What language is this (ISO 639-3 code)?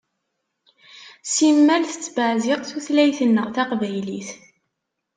kab